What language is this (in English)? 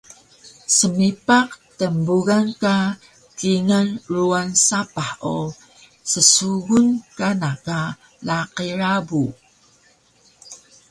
Taroko